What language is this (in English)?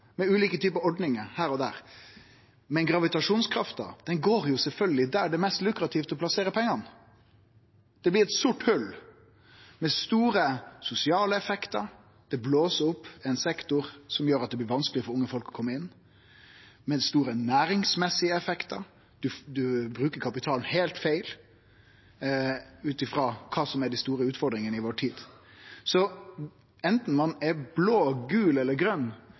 Norwegian Nynorsk